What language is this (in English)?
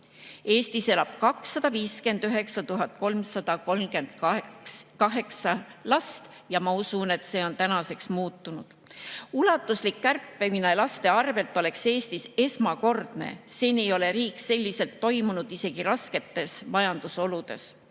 Estonian